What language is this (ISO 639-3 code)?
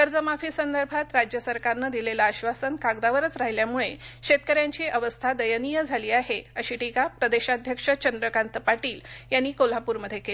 mar